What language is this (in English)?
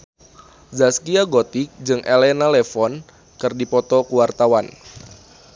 Sundanese